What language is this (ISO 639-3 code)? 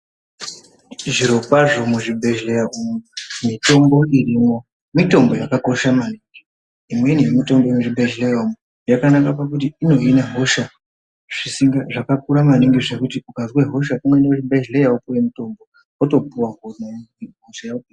ndc